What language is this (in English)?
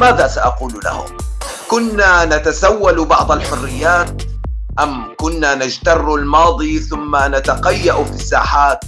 Arabic